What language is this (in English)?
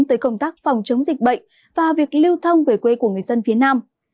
Vietnamese